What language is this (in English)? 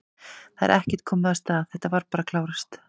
Icelandic